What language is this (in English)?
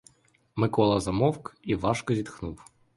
Ukrainian